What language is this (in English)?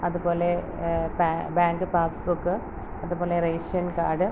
Malayalam